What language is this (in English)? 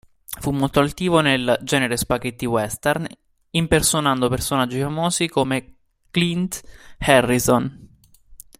Italian